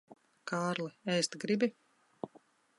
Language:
Latvian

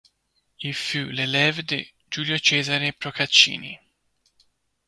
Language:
French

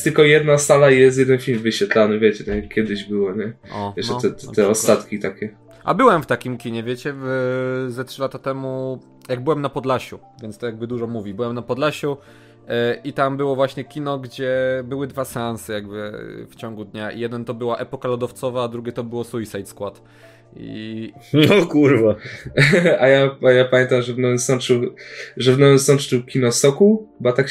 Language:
Polish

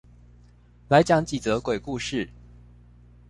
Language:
Chinese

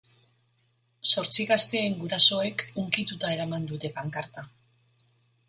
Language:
Basque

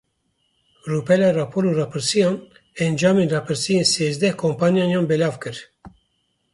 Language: Kurdish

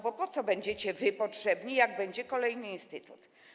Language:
Polish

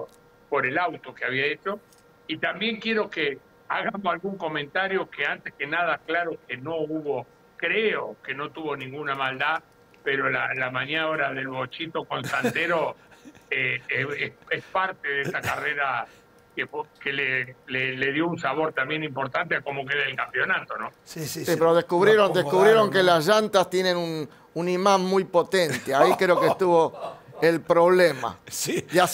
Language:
Spanish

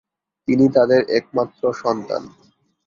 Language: Bangla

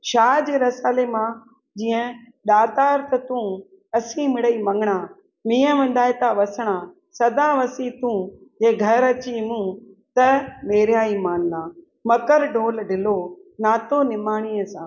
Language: Sindhi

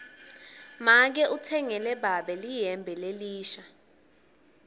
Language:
Swati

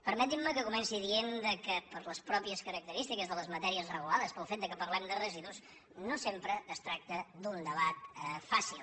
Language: Catalan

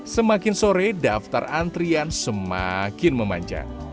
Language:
Indonesian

